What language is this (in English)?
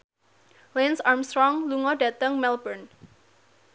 Javanese